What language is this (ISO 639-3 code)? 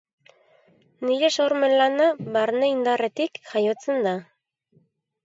eus